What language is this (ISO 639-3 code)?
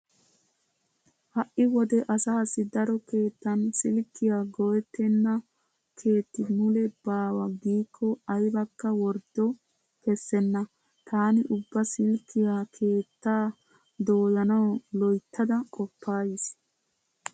wal